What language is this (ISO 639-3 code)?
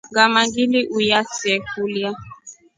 rof